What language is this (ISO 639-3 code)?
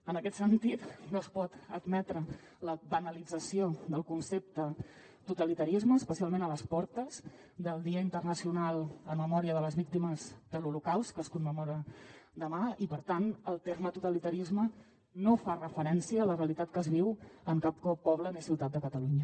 cat